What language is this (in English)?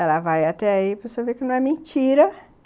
Portuguese